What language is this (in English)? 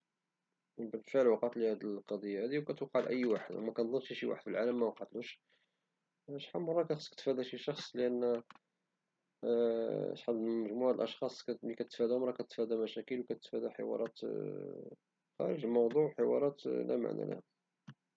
Moroccan Arabic